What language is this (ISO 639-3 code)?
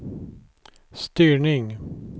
swe